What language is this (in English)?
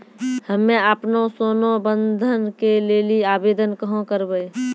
Maithili